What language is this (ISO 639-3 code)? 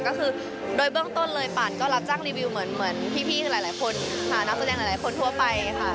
tha